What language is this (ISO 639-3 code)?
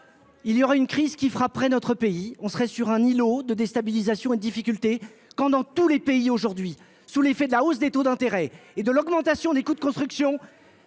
fra